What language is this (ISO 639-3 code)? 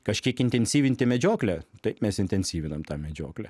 lit